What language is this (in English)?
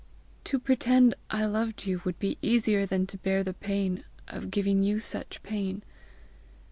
English